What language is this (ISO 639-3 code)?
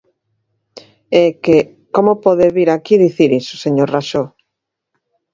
glg